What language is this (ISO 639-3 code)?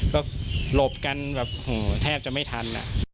tha